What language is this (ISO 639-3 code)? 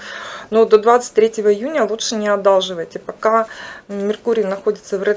rus